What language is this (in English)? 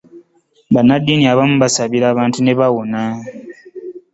Ganda